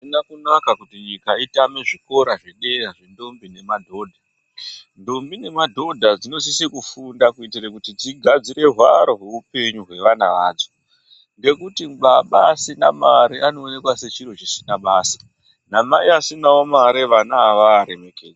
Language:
Ndau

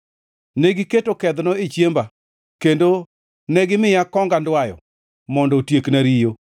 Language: Luo (Kenya and Tanzania)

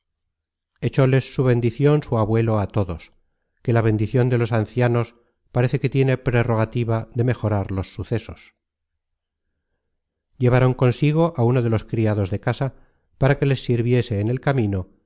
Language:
Spanish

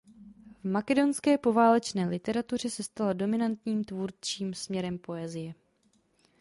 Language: Czech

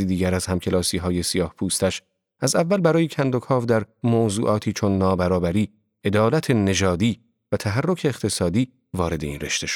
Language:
Persian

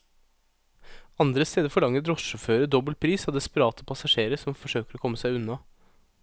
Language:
Norwegian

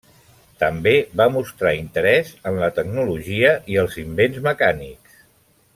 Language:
Catalan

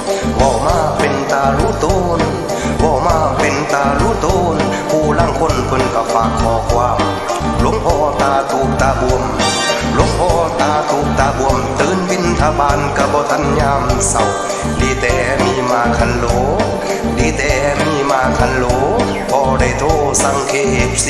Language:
Thai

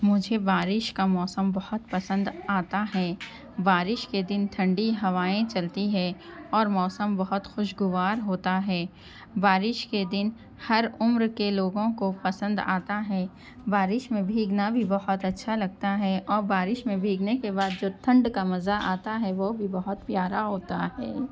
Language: Urdu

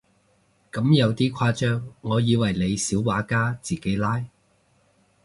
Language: Cantonese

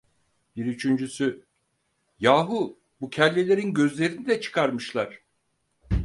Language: Turkish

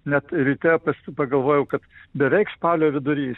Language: Lithuanian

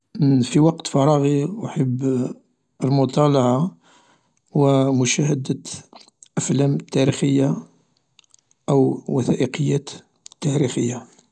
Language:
Algerian Arabic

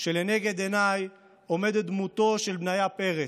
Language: Hebrew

